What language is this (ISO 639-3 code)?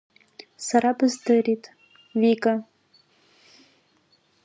abk